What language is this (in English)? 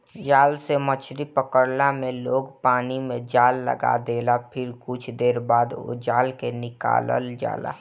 Bhojpuri